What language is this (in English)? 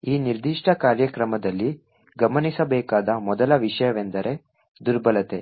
Kannada